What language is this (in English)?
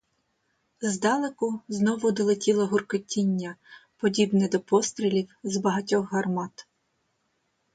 Ukrainian